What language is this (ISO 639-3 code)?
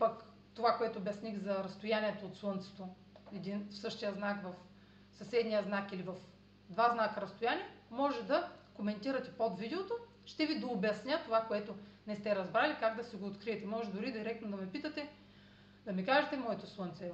bul